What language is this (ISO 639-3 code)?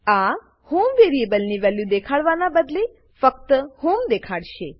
guj